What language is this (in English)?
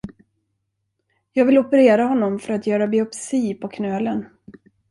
Swedish